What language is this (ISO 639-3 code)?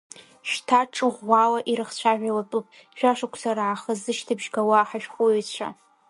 abk